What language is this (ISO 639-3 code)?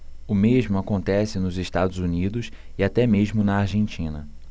por